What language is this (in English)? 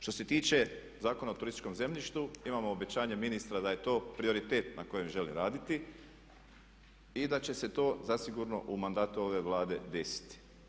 Croatian